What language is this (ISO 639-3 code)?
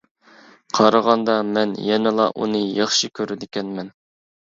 uig